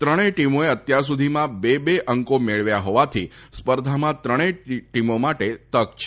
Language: Gujarati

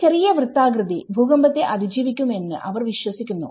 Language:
Malayalam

